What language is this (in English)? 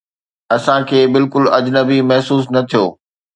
Sindhi